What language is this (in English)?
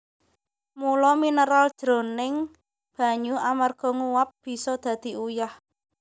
Javanese